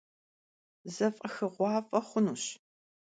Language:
Kabardian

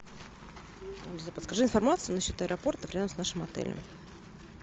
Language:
Russian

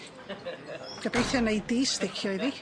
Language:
Welsh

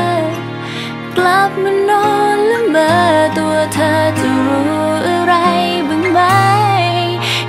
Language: Thai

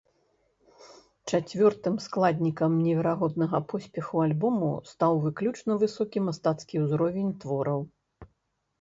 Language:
Belarusian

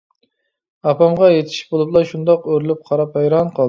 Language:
Uyghur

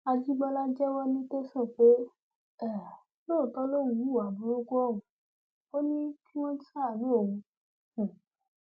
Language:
Yoruba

